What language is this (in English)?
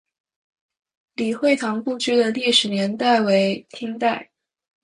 Chinese